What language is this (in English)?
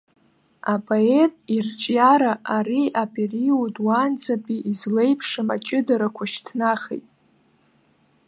Abkhazian